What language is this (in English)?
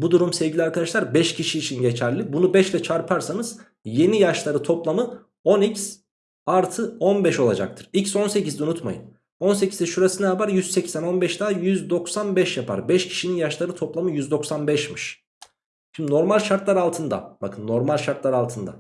Turkish